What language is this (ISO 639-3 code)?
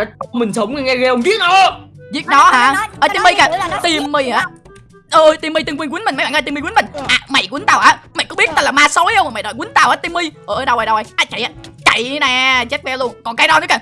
vie